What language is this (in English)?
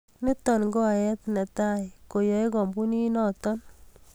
Kalenjin